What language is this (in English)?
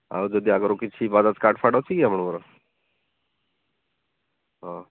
Odia